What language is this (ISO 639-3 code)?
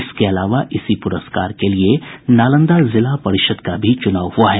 hin